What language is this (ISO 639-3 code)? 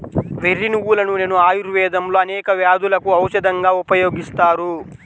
tel